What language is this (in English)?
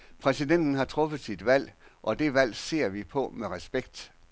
Danish